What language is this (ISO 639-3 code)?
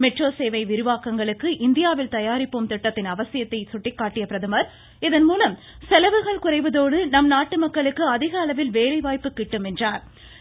tam